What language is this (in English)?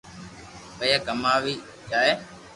Loarki